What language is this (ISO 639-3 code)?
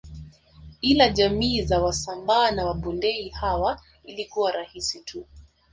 swa